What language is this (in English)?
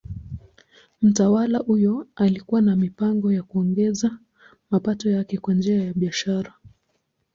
Swahili